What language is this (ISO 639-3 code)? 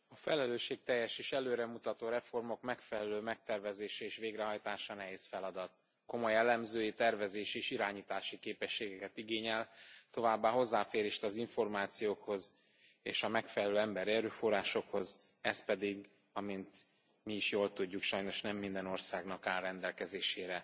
hun